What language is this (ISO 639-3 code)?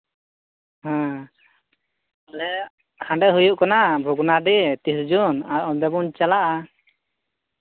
sat